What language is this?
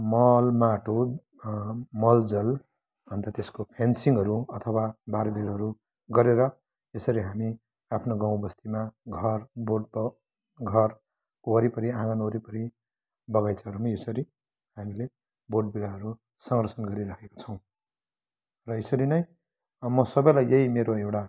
Nepali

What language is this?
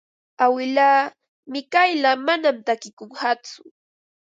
Ambo-Pasco Quechua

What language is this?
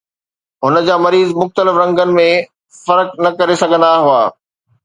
Sindhi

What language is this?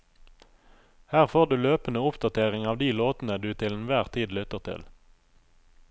Norwegian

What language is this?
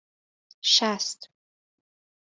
Persian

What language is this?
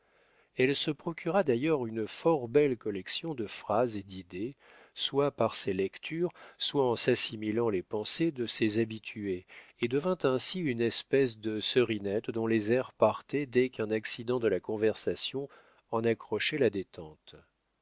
French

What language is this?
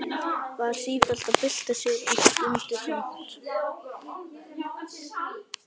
Icelandic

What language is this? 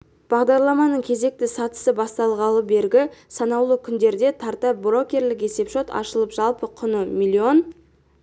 Kazakh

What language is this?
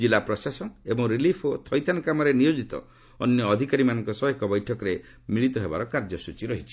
Odia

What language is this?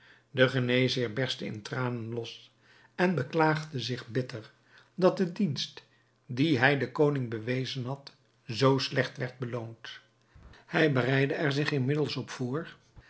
Dutch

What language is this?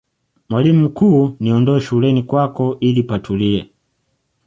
Swahili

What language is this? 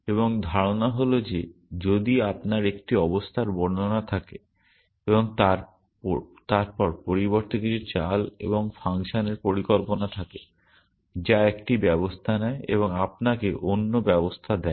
Bangla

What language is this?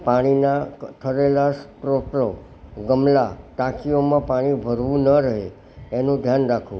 Gujarati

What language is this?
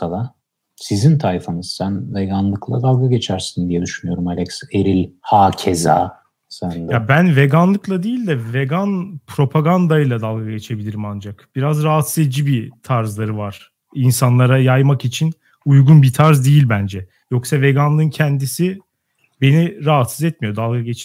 Turkish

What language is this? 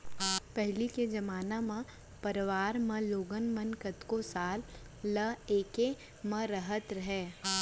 Chhattisgarhi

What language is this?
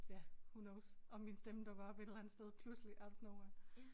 Danish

